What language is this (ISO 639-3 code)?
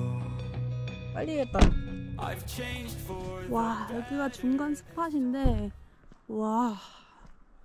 kor